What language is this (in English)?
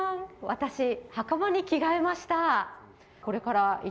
Japanese